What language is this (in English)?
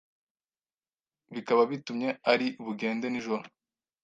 Kinyarwanda